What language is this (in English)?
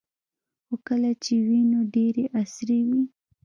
Pashto